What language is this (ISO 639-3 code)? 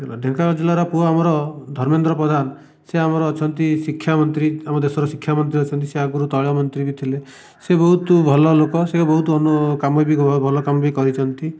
ori